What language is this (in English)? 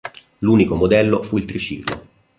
Italian